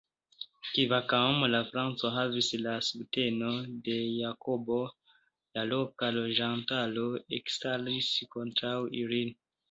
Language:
Esperanto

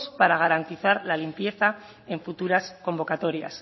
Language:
Spanish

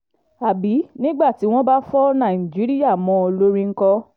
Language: Yoruba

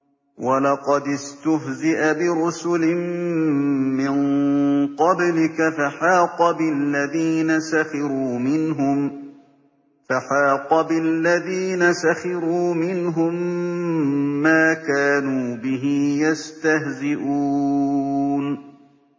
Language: Arabic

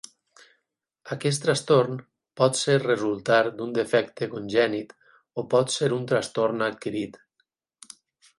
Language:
Catalan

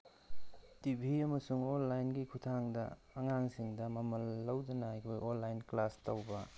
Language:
Manipuri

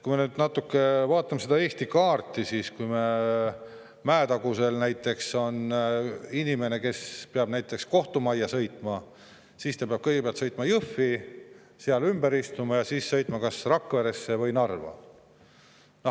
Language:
Estonian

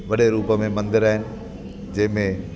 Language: Sindhi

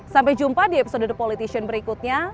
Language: Indonesian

